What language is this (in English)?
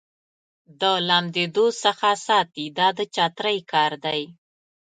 Pashto